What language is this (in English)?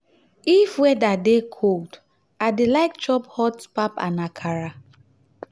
Nigerian Pidgin